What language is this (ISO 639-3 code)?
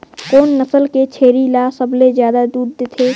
hne